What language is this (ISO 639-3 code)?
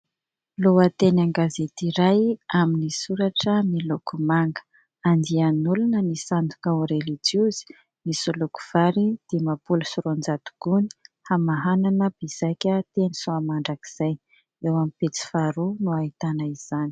mlg